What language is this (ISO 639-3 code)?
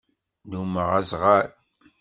kab